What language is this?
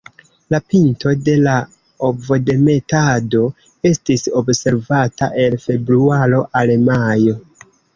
Esperanto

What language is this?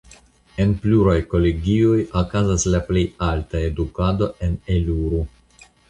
Esperanto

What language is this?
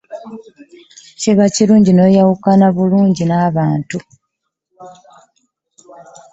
Ganda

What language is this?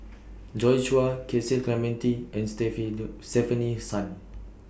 English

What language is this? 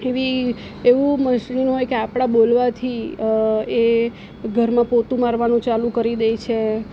Gujarati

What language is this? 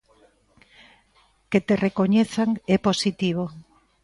Galician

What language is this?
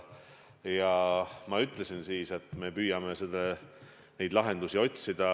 Estonian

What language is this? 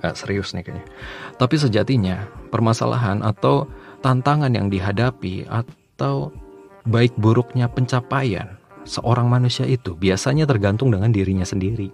Indonesian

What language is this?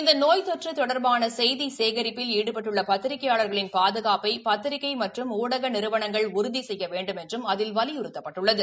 Tamil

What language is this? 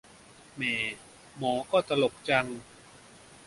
Thai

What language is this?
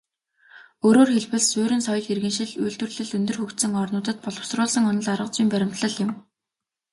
Mongolian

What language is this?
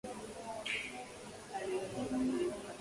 Swahili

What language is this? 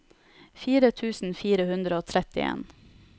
Norwegian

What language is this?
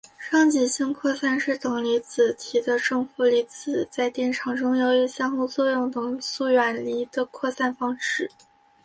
Chinese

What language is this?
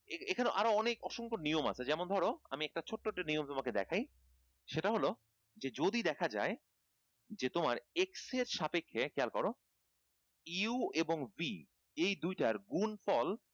Bangla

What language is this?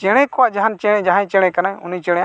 Santali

